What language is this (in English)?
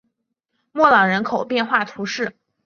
Chinese